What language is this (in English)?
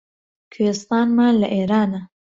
Central Kurdish